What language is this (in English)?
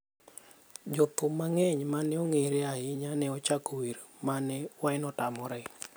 Luo (Kenya and Tanzania)